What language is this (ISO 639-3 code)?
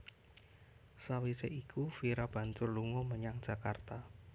jav